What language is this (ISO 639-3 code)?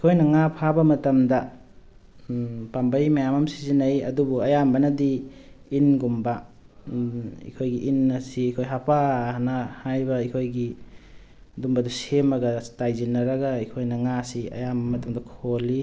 mni